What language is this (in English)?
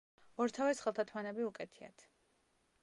Georgian